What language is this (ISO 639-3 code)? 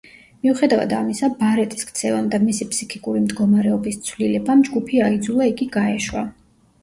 kat